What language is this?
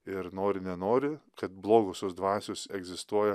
Lithuanian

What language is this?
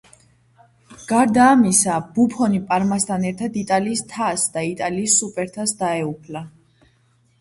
Georgian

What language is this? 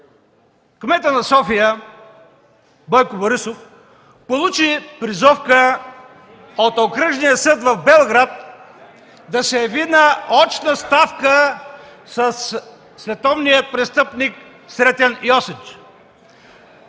Bulgarian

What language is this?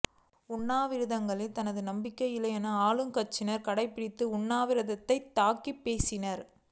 Tamil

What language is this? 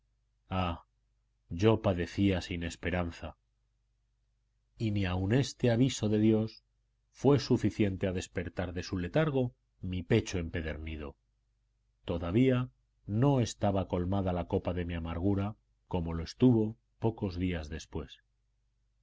Spanish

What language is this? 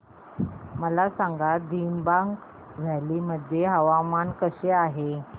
Marathi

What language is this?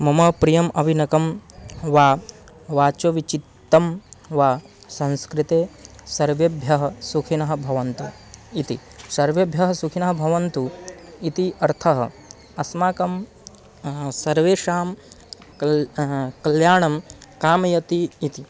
Sanskrit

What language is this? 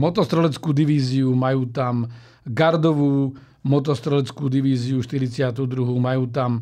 Slovak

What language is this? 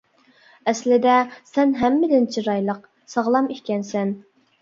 Uyghur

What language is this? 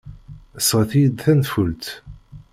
Kabyle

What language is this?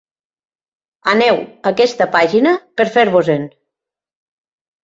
Catalan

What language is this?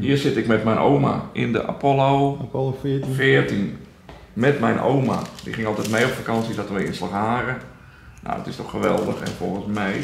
Dutch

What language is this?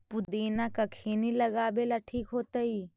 Magahi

